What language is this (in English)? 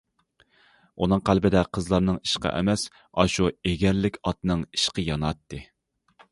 Uyghur